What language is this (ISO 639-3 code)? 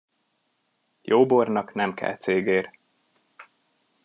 hun